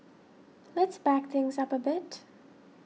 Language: English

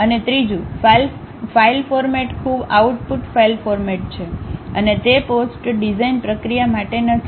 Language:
Gujarati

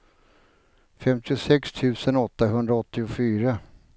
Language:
Swedish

